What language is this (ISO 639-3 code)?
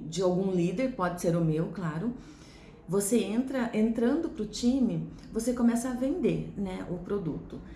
por